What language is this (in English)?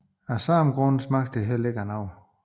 Danish